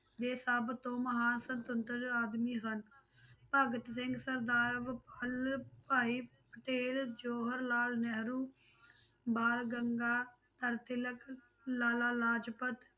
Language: Punjabi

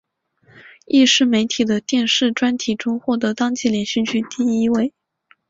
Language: Chinese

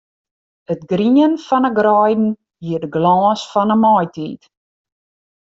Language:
Western Frisian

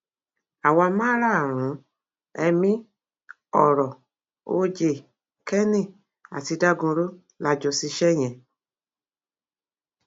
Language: Yoruba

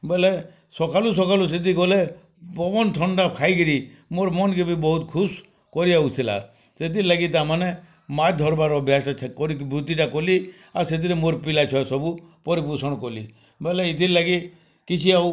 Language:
Odia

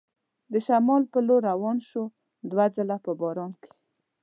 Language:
Pashto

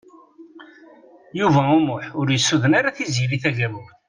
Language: Kabyle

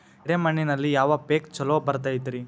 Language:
Kannada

